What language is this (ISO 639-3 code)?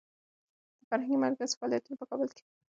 pus